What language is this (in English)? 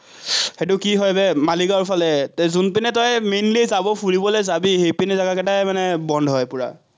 Assamese